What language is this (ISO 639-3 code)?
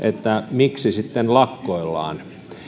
fin